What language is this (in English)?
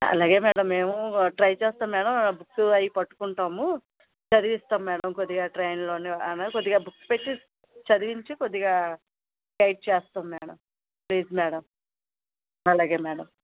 Telugu